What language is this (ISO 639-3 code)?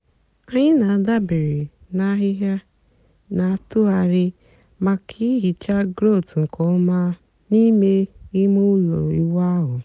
ibo